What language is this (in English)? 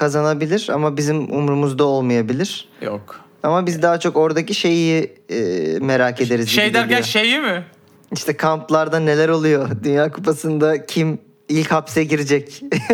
Turkish